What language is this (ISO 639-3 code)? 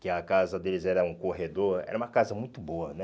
por